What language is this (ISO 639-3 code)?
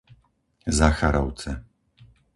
slk